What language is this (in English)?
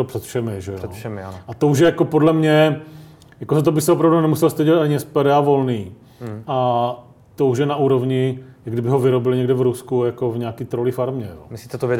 Czech